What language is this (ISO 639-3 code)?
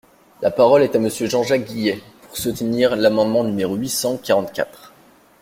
fra